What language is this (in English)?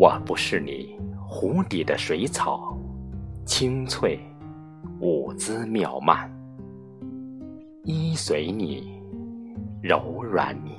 Chinese